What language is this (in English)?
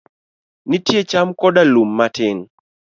Luo (Kenya and Tanzania)